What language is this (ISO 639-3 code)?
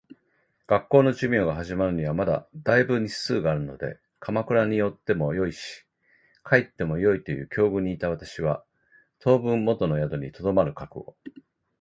jpn